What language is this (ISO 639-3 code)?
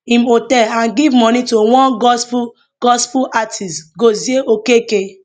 pcm